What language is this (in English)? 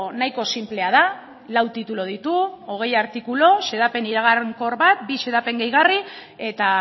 Basque